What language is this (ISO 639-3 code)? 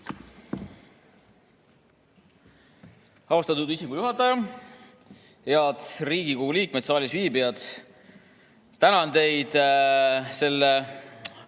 est